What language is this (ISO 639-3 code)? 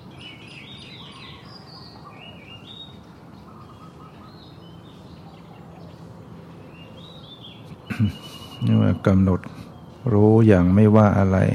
tha